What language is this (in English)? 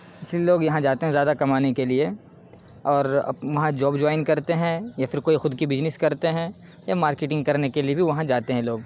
Urdu